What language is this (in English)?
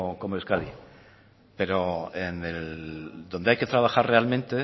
Spanish